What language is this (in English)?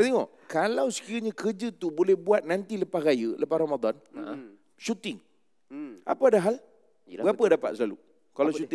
Malay